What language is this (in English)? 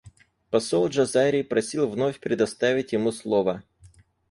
Russian